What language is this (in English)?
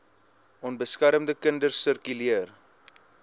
Afrikaans